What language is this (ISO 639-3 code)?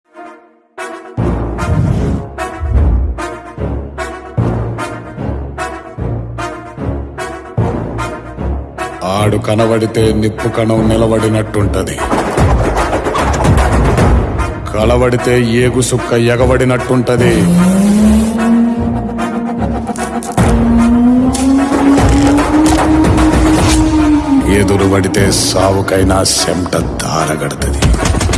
tel